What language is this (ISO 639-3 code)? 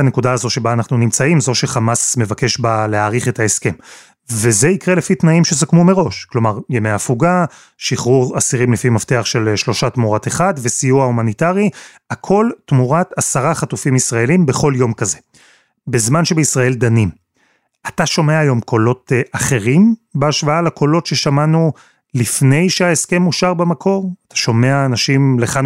heb